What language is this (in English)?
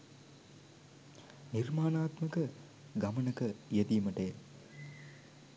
Sinhala